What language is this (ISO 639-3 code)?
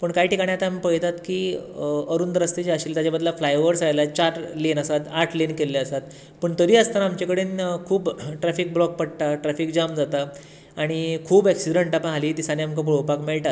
kok